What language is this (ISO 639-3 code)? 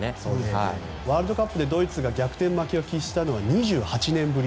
jpn